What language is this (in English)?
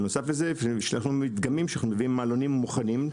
Hebrew